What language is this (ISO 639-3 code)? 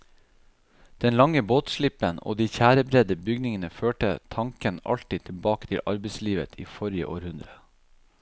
nor